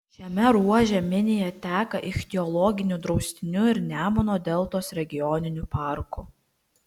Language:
Lithuanian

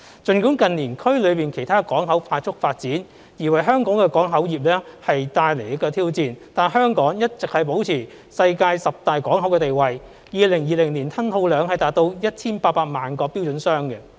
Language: Cantonese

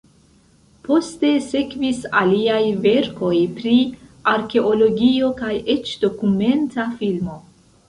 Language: Esperanto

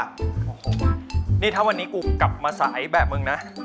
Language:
Thai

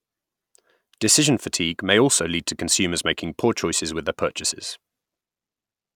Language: English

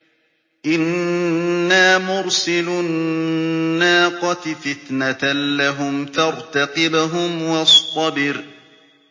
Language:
Arabic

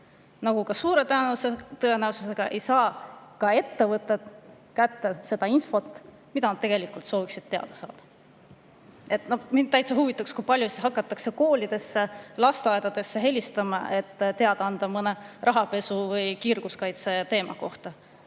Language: Estonian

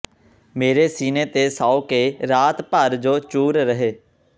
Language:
Punjabi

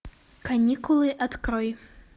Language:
Russian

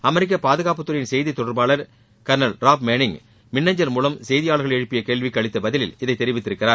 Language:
Tamil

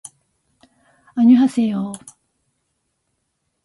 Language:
Japanese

